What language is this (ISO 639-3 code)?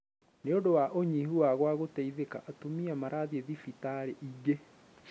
kik